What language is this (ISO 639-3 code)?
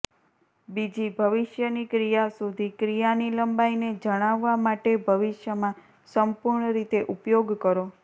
guj